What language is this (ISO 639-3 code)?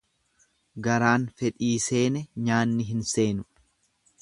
orm